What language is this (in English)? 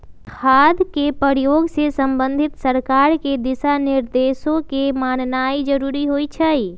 Magahi